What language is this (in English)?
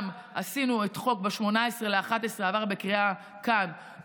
Hebrew